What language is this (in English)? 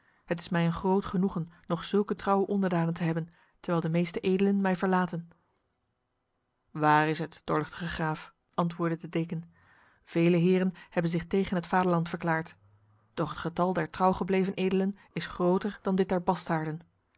Dutch